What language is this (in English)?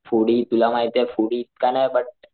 Marathi